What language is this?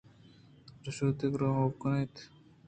Eastern Balochi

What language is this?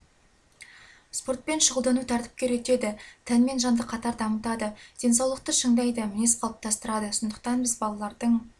Kazakh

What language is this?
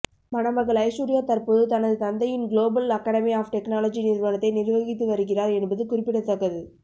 Tamil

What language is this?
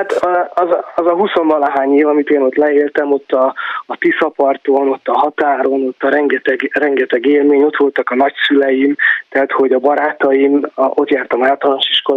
Hungarian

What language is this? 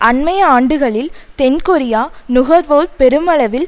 Tamil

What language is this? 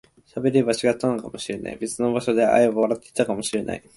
Japanese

